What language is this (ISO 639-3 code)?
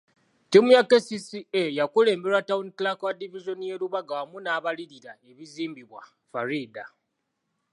lug